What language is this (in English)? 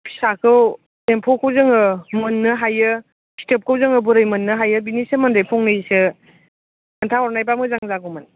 Bodo